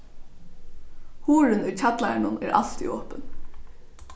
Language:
Faroese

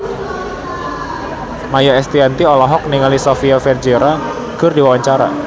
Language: Sundanese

